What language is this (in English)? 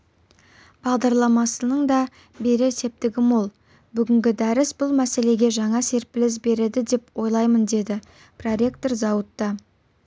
Kazakh